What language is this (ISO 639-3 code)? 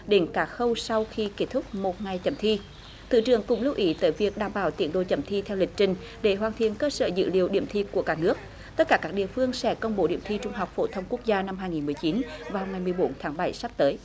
vie